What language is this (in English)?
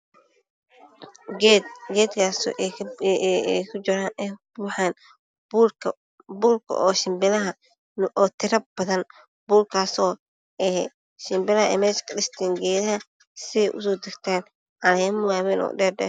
Somali